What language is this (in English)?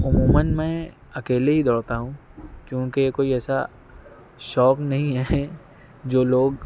Urdu